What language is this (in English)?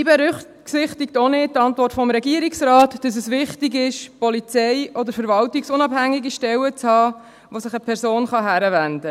Swiss German